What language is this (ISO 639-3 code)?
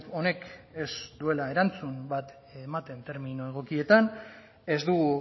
eus